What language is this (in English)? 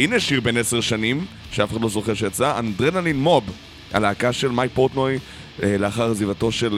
Hebrew